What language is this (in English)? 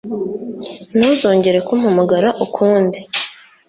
Kinyarwanda